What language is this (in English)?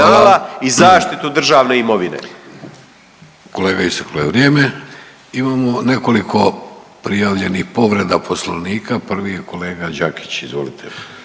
Croatian